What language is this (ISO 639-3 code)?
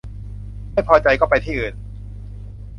tha